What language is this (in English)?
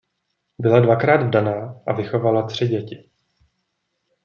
Czech